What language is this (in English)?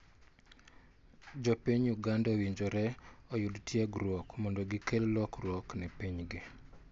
Luo (Kenya and Tanzania)